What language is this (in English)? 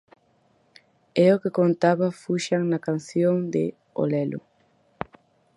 Galician